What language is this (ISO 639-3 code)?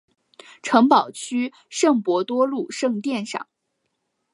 zho